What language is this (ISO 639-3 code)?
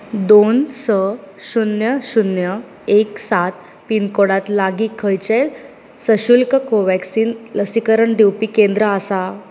kok